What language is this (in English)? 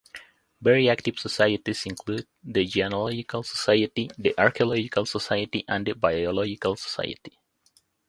English